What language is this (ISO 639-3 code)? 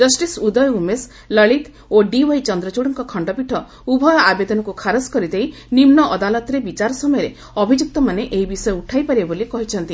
ori